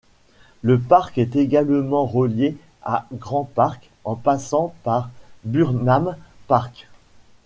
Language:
French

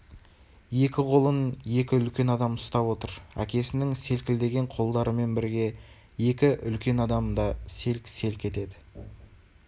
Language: Kazakh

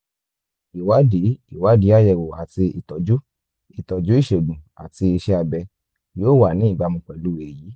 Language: Yoruba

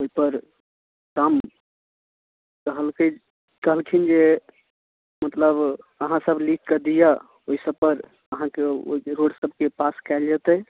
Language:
Maithili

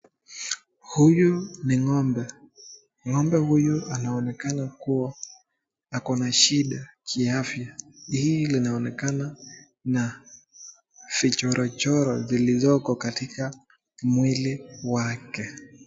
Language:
Swahili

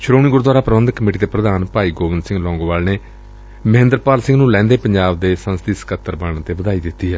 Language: Punjabi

